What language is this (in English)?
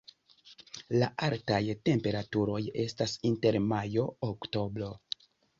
Esperanto